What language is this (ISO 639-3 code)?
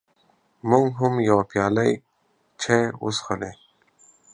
pus